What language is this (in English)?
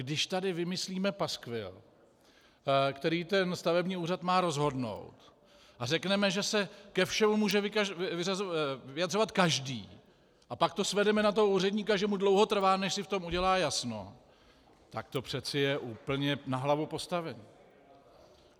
Czech